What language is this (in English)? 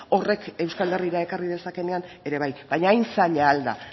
Basque